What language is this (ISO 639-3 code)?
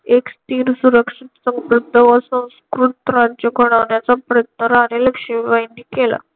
mar